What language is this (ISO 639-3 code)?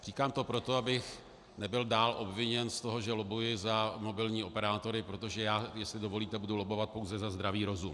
ces